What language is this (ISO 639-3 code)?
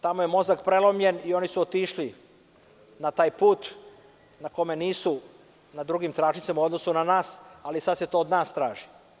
srp